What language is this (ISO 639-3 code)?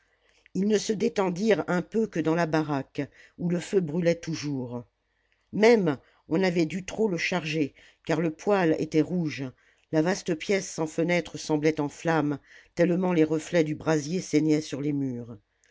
fra